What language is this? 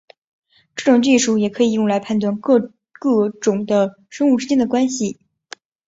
Chinese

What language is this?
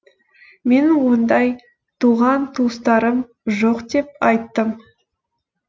Kazakh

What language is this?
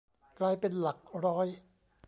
Thai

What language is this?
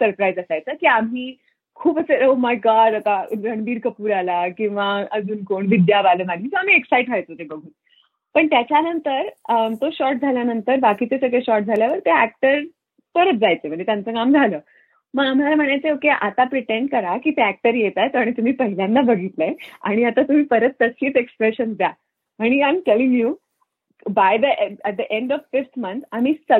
Marathi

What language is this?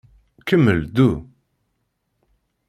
Kabyle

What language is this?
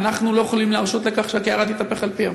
Hebrew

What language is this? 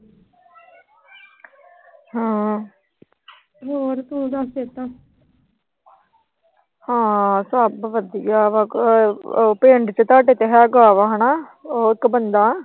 Punjabi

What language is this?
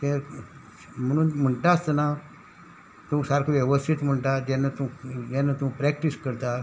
Konkani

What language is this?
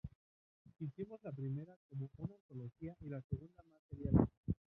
Spanish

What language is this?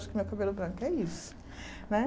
Portuguese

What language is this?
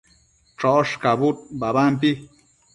Matsés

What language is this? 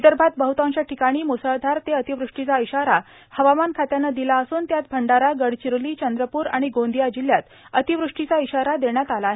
Marathi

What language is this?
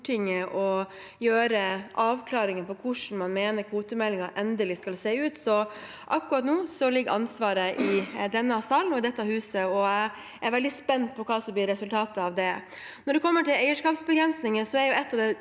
Norwegian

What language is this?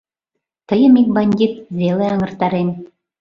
Mari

